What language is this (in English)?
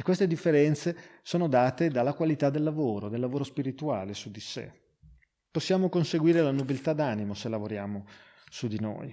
Italian